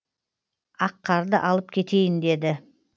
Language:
Kazakh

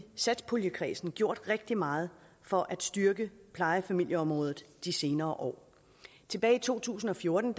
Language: Danish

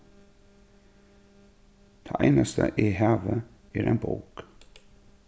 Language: Faroese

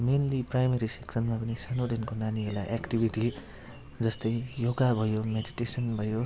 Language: Nepali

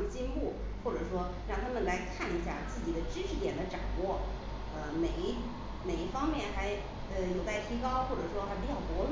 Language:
Chinese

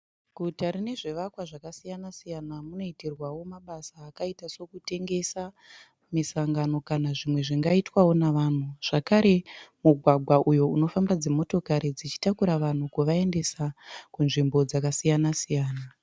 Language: Shona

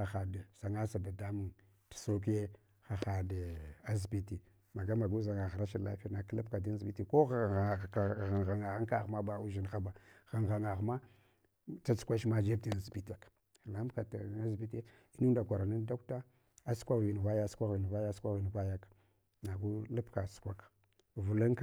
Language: Hwana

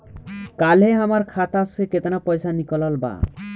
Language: Bhojpuri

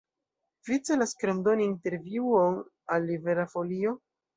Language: Esperanto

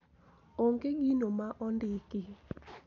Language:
Luo (Kenya and Tanzania)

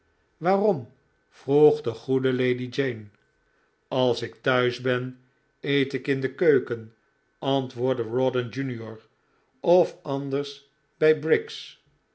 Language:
Dutch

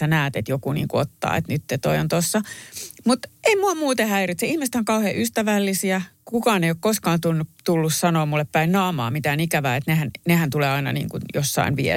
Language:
Finnish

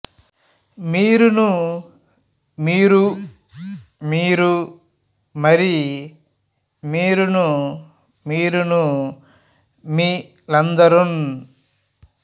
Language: Telugu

